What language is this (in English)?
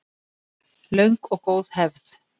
Icelandic